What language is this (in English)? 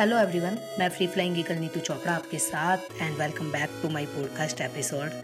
Hindi